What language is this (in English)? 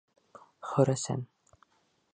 Bashkir